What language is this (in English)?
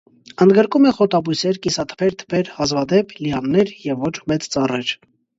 Armenian